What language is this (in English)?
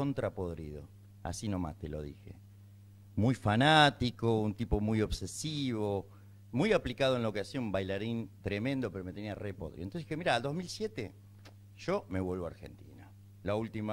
Spanish